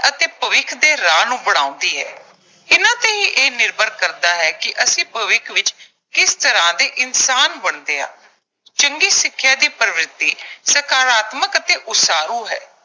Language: Punjabi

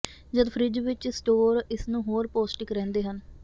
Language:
Punjabi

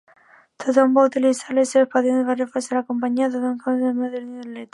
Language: Catalan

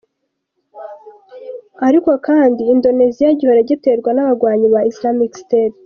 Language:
Kinyarwanda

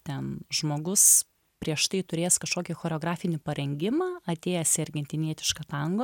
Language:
Lithuanian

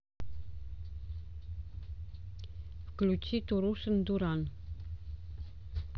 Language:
Russian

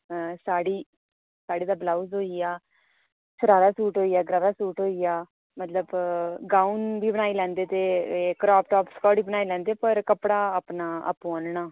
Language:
Dogri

